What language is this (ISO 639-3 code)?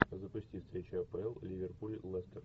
rus